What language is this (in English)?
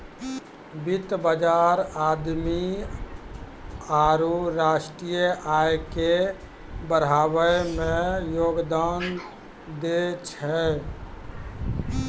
Maithili